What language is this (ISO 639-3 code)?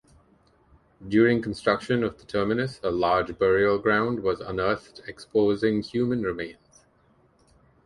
eng